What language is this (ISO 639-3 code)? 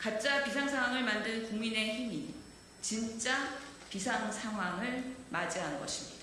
kor